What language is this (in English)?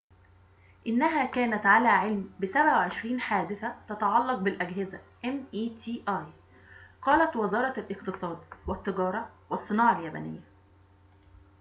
Arabic